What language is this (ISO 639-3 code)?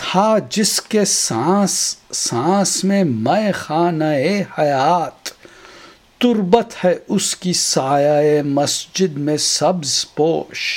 urd